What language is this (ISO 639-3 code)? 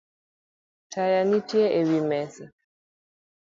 luo